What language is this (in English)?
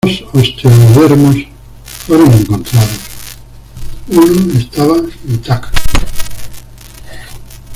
Spanish